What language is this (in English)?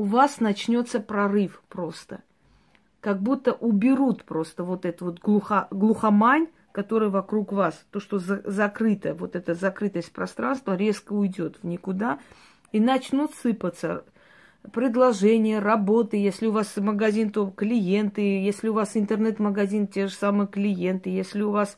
Russian